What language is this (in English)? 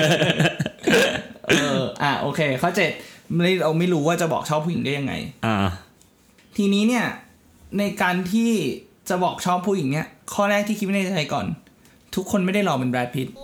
Thai